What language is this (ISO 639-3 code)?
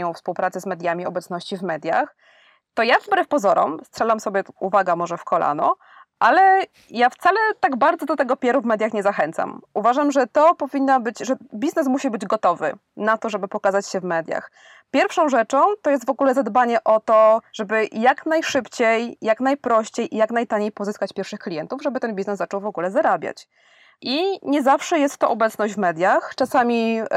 pol